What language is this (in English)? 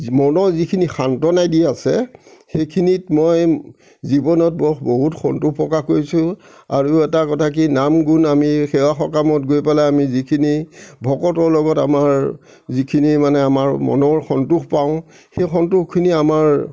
Assamese